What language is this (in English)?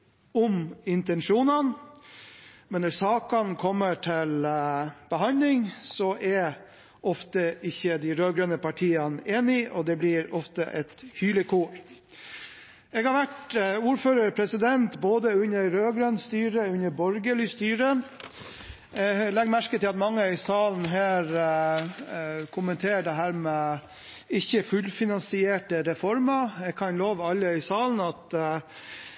Norwegian Bokmål